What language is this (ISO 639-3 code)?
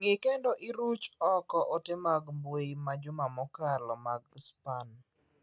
luo